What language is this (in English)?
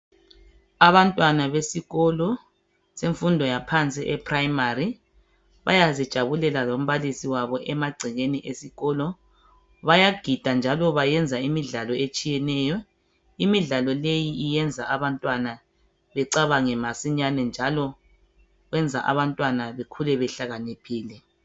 North Ndebele